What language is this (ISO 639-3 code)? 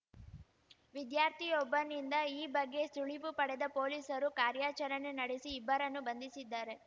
kan